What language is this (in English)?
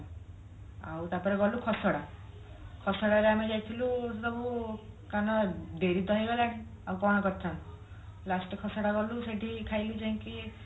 Odia